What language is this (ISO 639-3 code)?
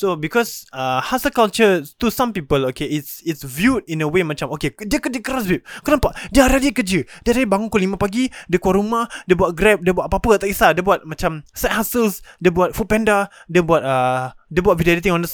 msa